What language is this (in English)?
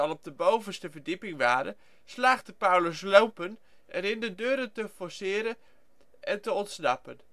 Dutch